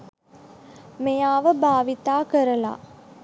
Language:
Sinhala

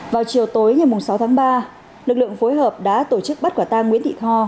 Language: Vietnamese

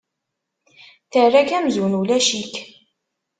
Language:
Kabyle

